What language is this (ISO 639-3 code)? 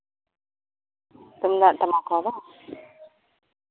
sat